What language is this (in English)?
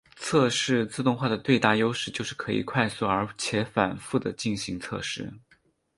Chinese